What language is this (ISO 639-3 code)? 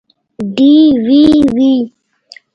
pus